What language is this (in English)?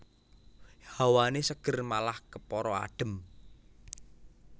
Javanese